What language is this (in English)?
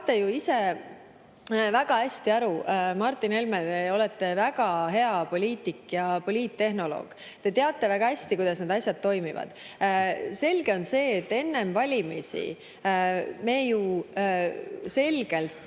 Estonian